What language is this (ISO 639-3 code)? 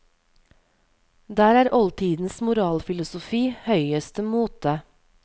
nor